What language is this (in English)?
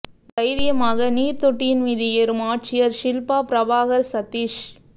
Tamil